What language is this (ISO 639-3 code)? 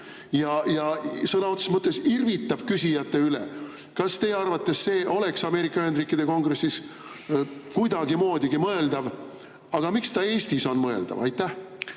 est